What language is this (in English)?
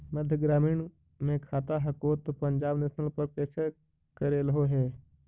Magahi